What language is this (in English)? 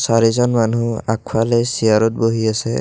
Assamese